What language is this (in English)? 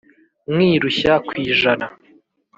Kinyarwanda